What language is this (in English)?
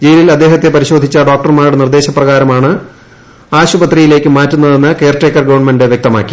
Malayalam